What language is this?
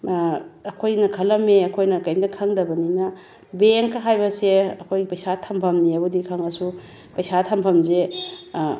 Manipuri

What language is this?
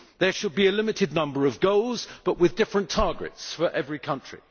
English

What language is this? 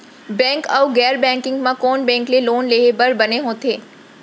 Chhattisgarhi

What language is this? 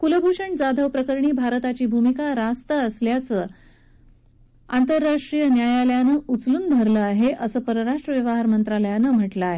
Marathi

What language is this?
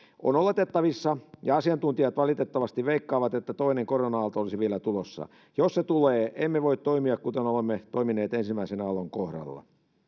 Finnish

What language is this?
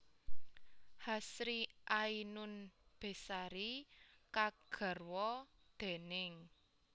Javanese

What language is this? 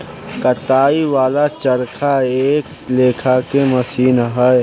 Bhojpuri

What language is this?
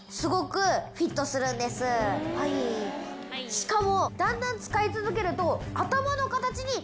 Japanese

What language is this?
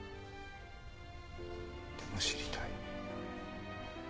Japanese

